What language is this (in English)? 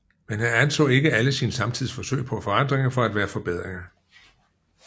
Danish